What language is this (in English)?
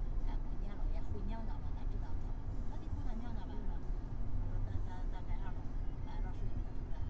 Chinese